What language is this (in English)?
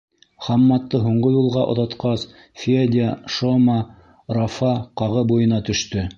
Bashkir